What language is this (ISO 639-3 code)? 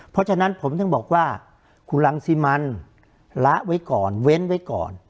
tha